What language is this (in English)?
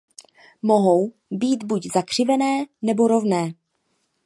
Czech